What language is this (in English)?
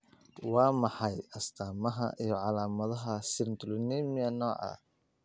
Somali